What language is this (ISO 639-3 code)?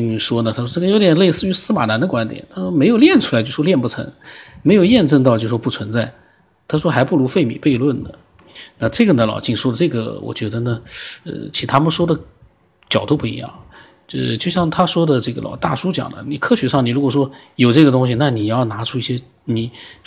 zho